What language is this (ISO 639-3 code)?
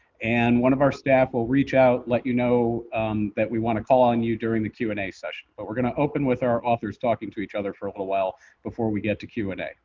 eng